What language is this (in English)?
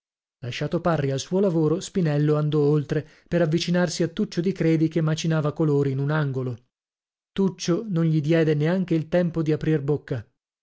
Italian